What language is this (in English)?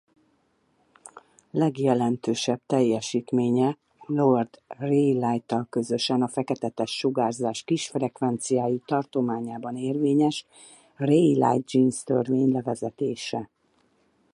Hungarian